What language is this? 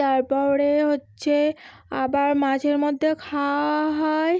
Bangla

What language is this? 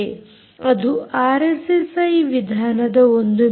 Kannada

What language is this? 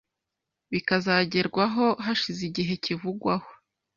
Kinyarwanda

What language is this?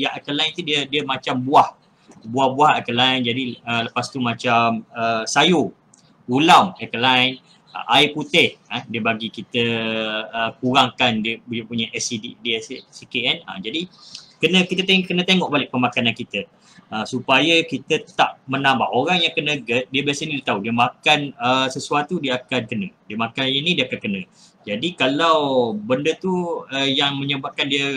Malay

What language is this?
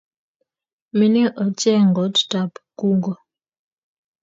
Kalenjin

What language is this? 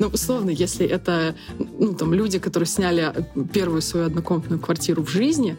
Russian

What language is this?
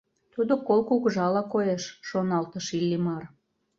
Mari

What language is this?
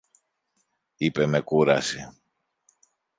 Greek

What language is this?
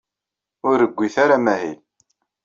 Kabyle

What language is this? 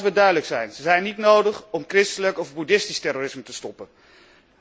Dutch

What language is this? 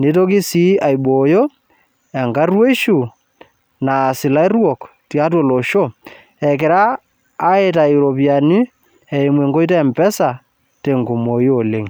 Masai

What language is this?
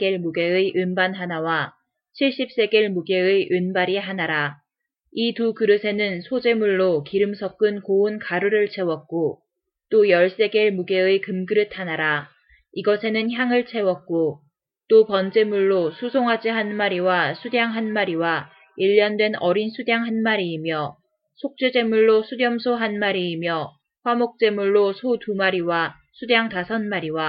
Korean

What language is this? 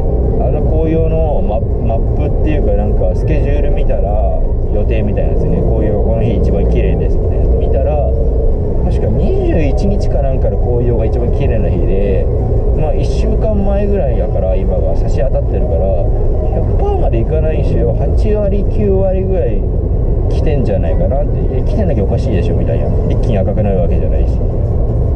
Japanese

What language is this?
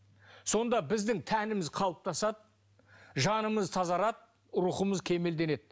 Kazakh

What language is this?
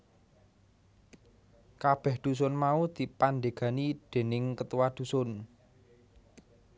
Javanese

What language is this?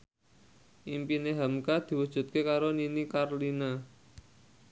Javanese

